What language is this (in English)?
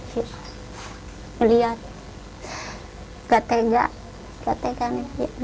Indonesian